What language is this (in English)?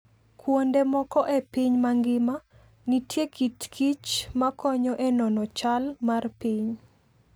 Luo (Kenya and Tanzania)